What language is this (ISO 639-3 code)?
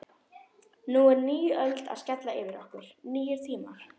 isl